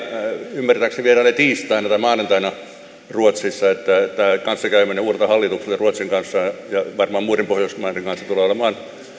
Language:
Finnish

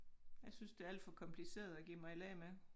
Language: Danish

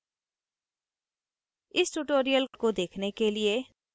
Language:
Hindi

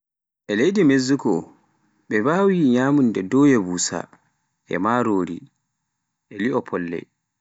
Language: Pular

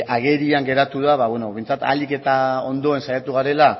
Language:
Basque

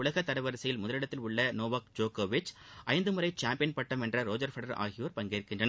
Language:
Tamil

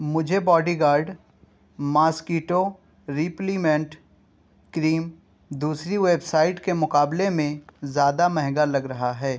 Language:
Urdu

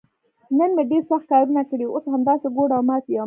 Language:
Pashto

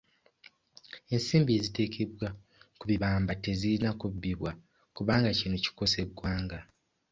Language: Ganda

